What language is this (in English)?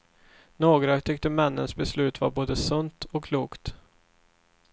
Swedish